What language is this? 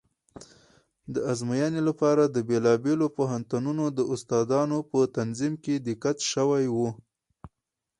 Pashto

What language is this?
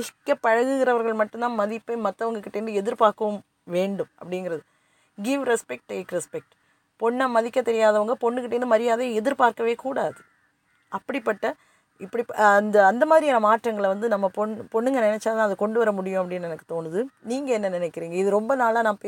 Tamil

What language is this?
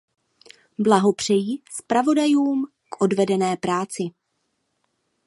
Czech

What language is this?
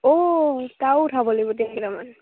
Assamese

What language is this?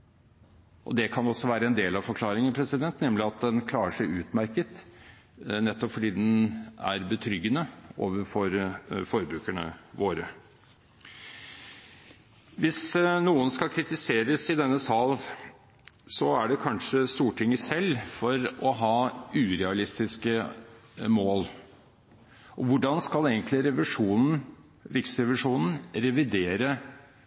Norwegian Bokmål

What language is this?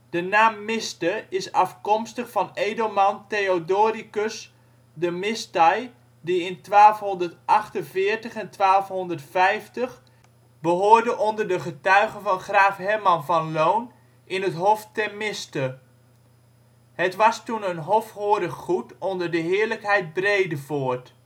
Dutch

